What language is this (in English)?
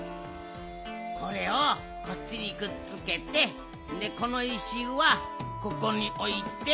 Japanese